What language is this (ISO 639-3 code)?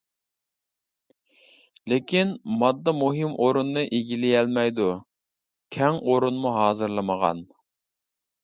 uig